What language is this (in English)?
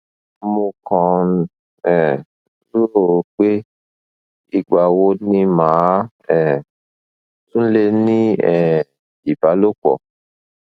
Yoruba